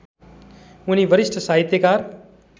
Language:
Nepali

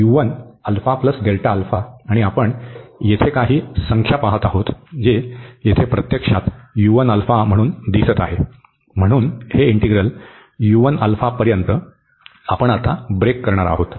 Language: Marathi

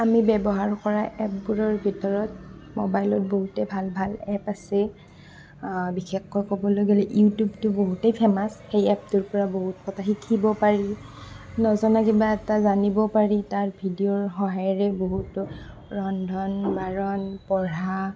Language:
Assamese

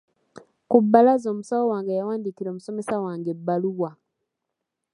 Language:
Ganda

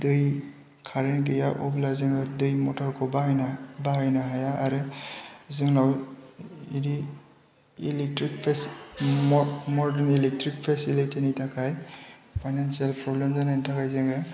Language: Bodo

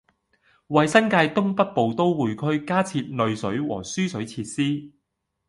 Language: Cantonese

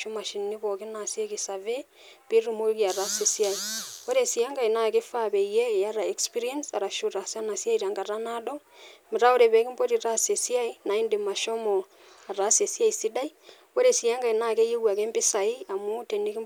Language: Masai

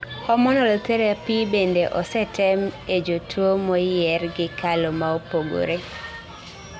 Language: Luo (Kenya and Tanzania)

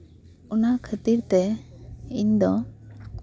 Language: Santali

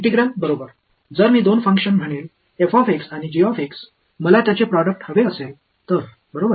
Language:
Marathi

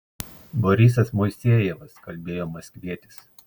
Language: Lithuanian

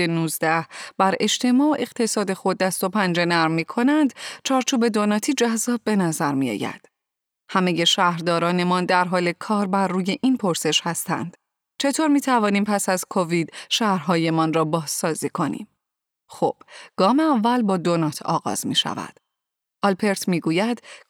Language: Persian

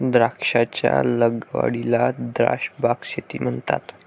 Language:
Marathi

